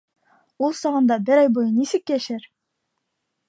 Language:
Bashkir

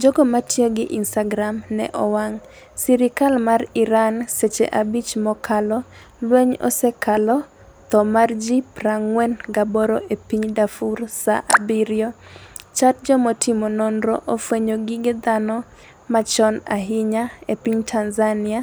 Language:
Luo (Kenya and Tanzania)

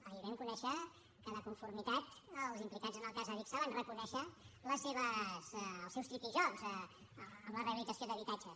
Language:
Catalan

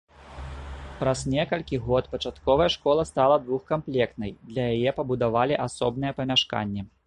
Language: Belarusian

